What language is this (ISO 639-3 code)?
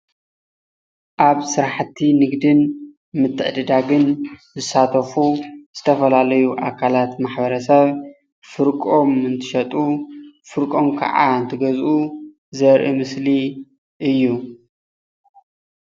tir